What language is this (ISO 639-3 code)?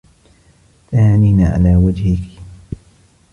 ara